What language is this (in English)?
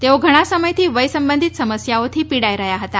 Gujarati